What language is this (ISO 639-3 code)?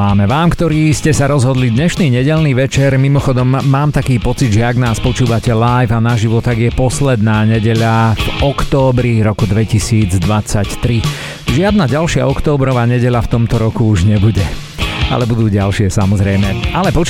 slk